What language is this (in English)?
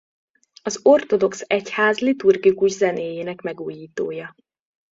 Hungarian